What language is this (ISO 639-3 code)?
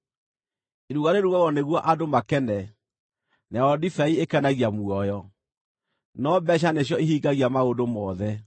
kik